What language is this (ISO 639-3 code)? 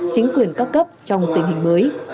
vie